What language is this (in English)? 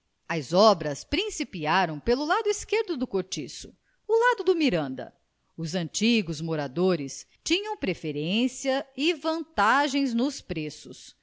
Portuguese